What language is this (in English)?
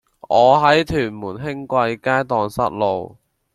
Cantonese